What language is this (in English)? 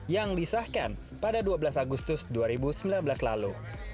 Indonesian